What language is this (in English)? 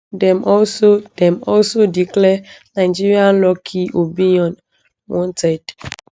Nigerian Pidgin